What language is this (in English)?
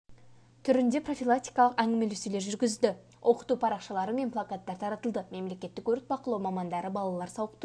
Kazakh